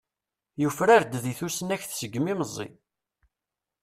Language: Kabyle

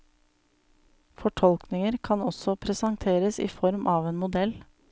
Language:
Norwegian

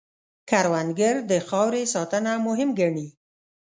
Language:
Pashto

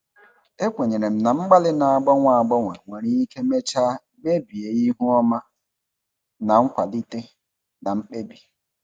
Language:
Igbo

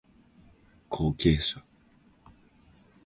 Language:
Japanese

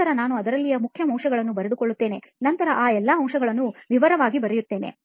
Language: Kannada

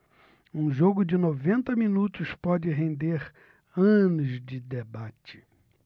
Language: Portuguese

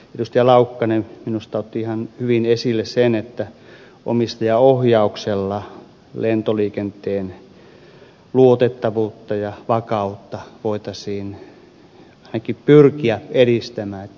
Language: Finnish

